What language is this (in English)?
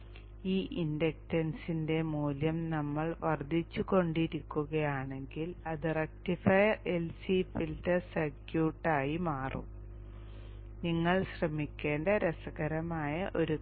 Malayalam